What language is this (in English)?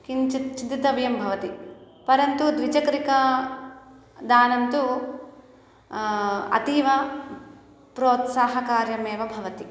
Sanskrit